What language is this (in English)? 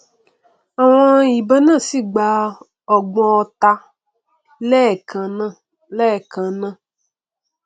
Yoruba